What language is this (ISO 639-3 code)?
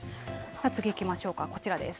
jpn